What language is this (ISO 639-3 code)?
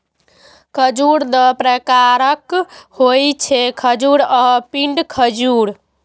mai